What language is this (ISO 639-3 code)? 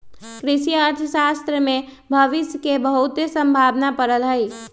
mag